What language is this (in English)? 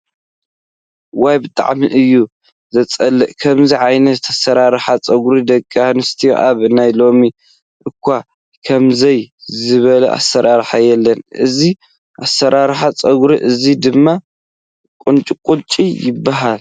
Tigrinya